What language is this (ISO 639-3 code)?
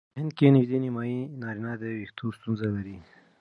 pus